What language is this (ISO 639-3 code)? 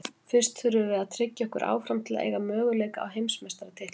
isl